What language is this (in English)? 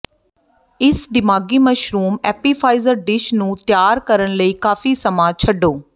Punjabi